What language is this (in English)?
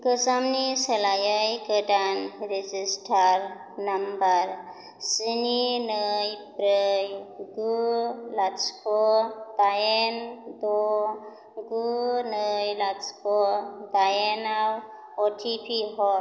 Bodo